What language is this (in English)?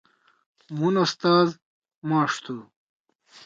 Torwali